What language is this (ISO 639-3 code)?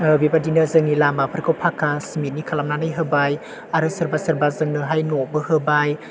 brx